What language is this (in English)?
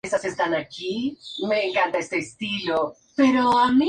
Spanish